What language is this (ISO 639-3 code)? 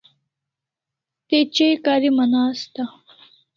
kls